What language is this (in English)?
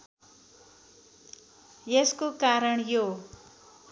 Nepali